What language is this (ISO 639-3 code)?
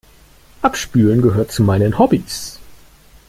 deu